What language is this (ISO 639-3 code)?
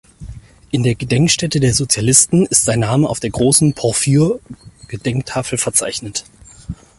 deu